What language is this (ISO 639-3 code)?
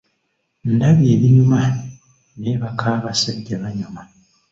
lug